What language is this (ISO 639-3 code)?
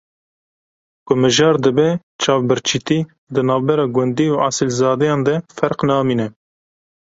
kur